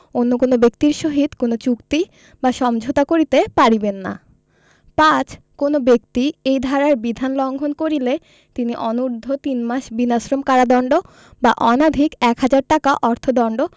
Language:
Bangla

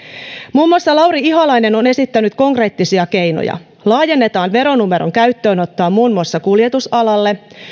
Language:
Finnish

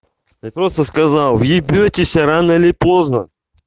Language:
Russian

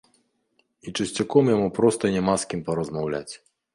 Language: Belarusian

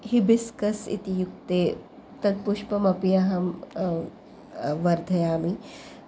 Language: Sanskrit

